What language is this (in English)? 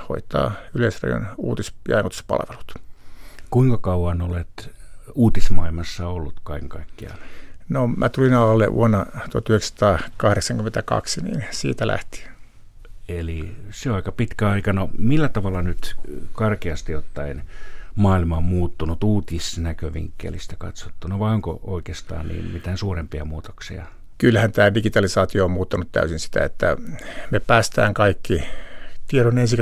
Finnish